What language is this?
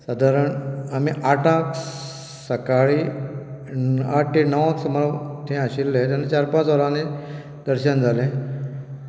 Konkani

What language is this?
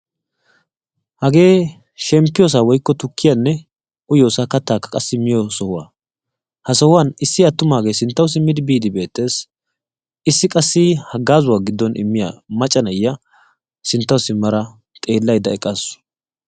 Wolaytta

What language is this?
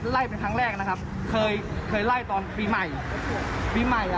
Thai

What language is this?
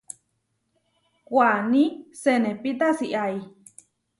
Huarijio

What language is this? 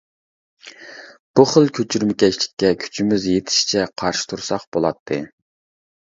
Uyghur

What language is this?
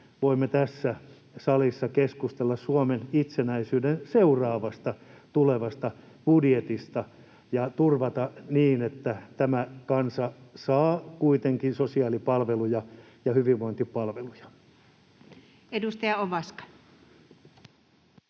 Finnish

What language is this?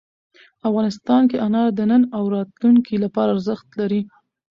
Pashto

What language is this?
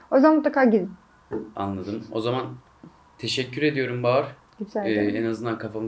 Turkish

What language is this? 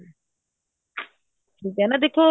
Punjabi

